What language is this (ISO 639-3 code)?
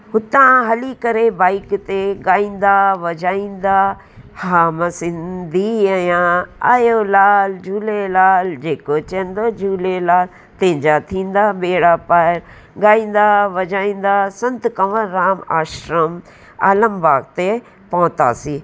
snd